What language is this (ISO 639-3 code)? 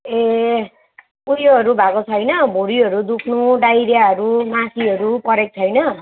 nep